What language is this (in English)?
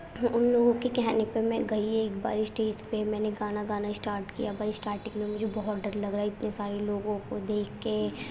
Urdu